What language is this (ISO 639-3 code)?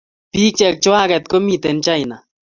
kln